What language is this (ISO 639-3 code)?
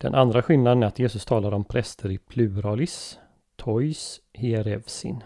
swe